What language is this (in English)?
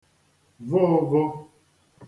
Igbo